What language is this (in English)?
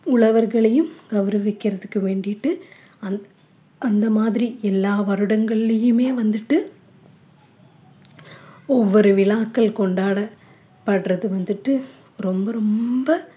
Tamil